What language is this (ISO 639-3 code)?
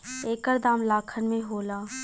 bho